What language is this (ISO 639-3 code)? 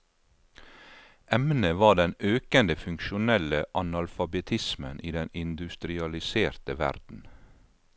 nor